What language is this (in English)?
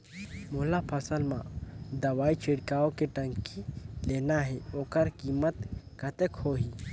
Chhattisgarhi